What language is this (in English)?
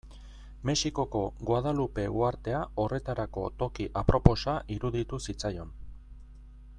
Basque